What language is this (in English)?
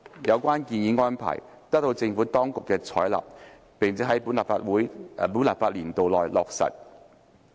Cantonese